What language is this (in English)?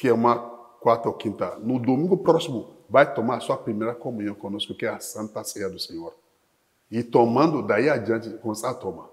Portuguese